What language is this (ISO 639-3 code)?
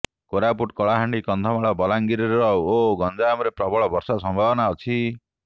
ori